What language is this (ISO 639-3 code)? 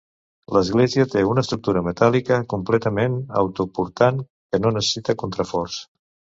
cat